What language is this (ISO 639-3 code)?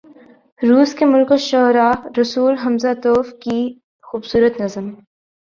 urd